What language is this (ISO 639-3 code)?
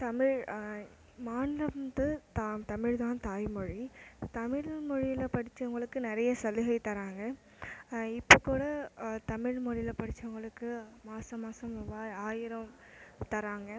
tam